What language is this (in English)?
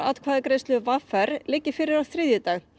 Icelandic